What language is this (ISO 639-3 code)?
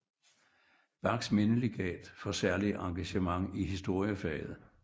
dan